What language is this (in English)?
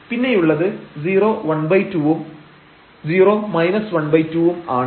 Malayalam